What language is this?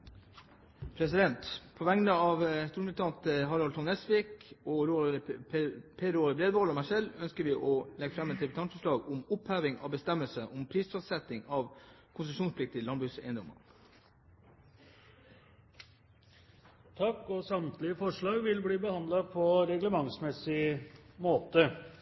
Norwegian Bokmål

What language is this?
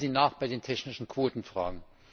German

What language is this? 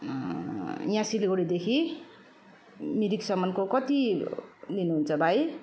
Nepali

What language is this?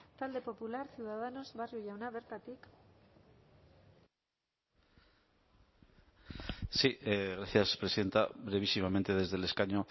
Spanish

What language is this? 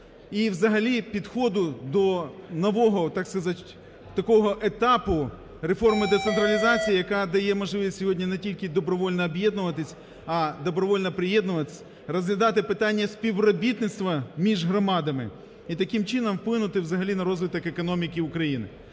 Ukrainian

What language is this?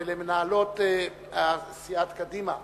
Hebrew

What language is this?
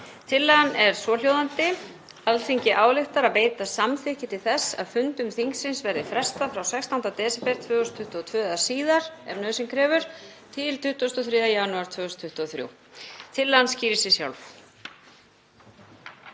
Icelandic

